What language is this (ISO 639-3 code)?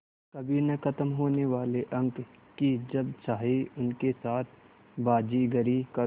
hin